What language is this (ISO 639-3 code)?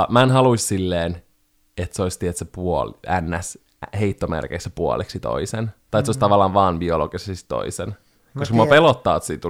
fin